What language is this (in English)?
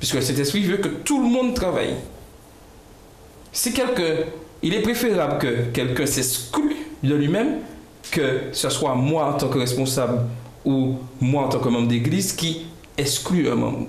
French